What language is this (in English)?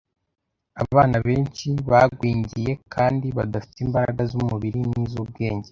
Kinyarwanda